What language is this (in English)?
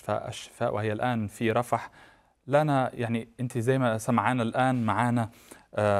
Arabic